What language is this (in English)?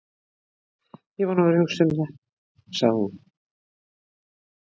Icelandic